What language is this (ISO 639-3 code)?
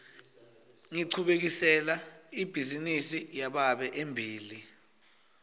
ssw